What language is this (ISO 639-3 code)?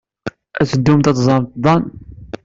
kab